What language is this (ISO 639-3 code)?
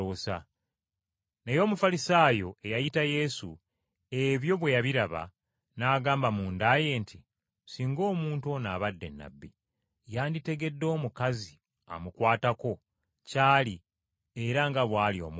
lug